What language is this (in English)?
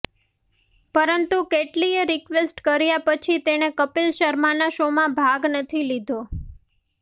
Gujarati